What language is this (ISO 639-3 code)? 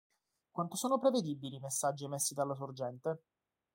ita